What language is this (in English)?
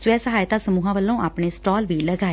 Punjabi